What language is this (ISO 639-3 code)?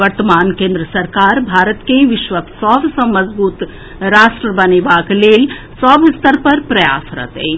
mai